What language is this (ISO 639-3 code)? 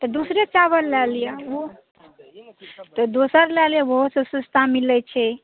mai